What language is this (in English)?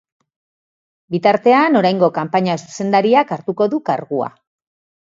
Basque